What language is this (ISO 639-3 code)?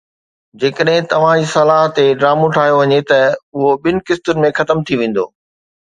snd